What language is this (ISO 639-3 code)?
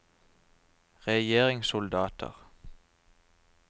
nor